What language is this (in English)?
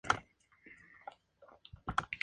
Spanish